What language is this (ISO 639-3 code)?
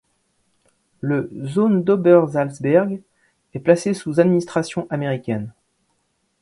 fra